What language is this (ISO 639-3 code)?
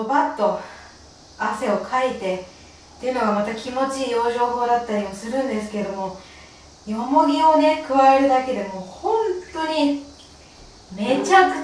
jpn